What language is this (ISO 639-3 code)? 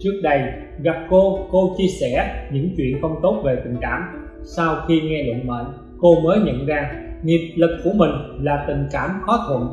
vie